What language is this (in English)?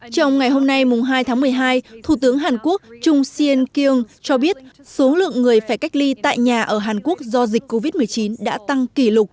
Vietnamese